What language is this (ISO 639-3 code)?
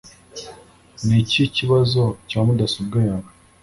kin